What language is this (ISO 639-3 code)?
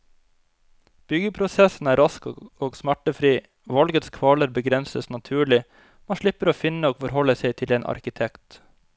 nor